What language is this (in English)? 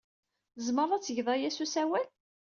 Kabyle